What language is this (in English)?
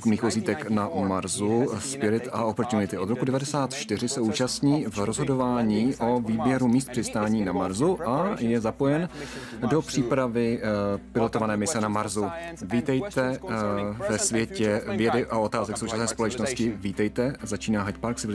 Czech